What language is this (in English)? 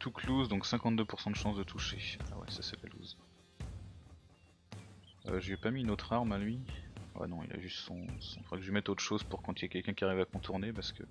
French